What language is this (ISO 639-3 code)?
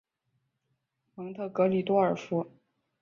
zho